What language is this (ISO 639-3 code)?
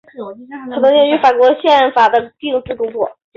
zho